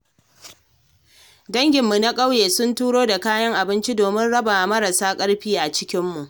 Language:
Hausa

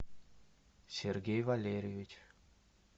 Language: Russian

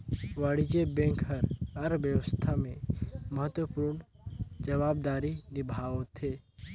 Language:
Chhattisgarhi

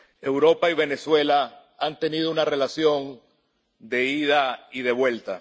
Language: Spanish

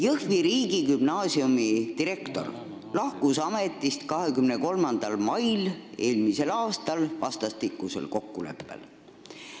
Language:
Estonian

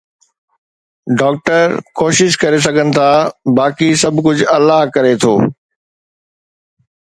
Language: Sindhi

